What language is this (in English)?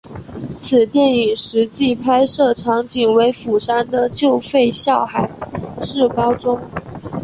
Chinese